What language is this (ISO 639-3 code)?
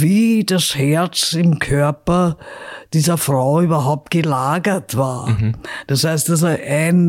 deu